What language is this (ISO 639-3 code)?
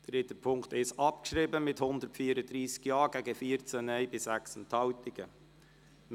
gsw